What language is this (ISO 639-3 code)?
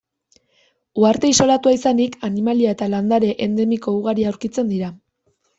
eus